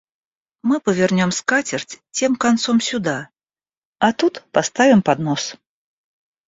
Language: Russian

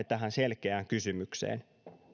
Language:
Finnish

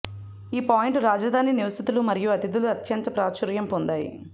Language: Telugu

